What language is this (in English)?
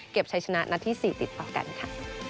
Thai